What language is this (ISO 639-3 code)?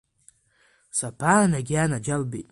abk